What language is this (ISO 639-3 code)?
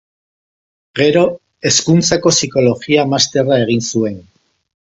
eus